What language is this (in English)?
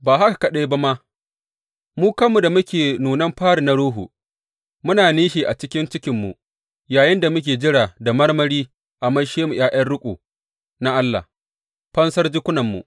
Hausa